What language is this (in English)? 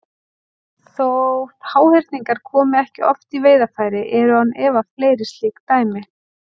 Icelandic